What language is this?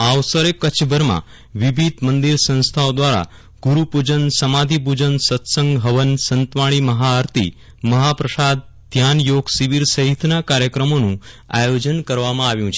Gujarati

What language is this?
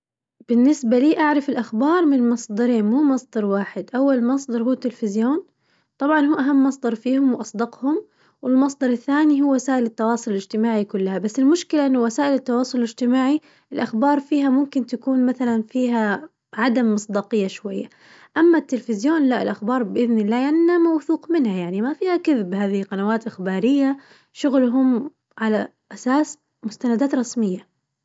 Najdi Arabic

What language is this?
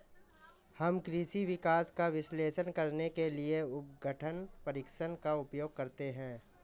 Hindi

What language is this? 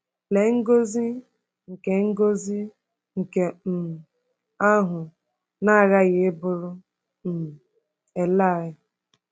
Igbo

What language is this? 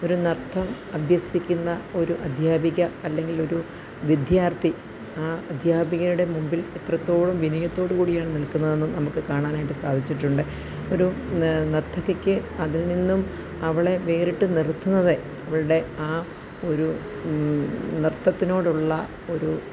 Malayalam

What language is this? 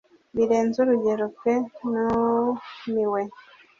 Kinyarwanda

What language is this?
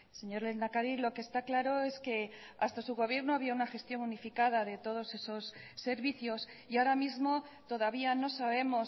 Spanish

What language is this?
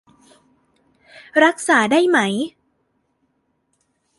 Thai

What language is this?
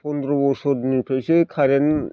Bodo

